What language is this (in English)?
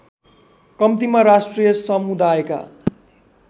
Nepali